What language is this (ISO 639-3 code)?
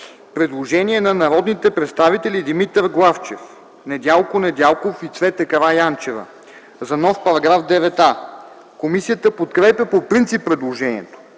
bul